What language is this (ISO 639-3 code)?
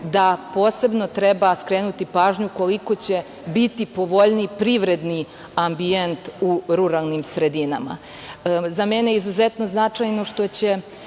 srp